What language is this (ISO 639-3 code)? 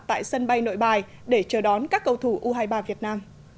vie